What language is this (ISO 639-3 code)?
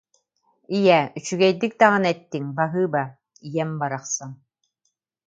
sah